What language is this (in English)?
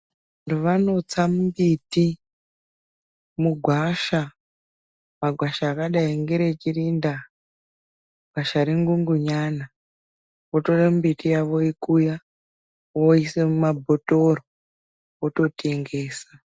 Ndau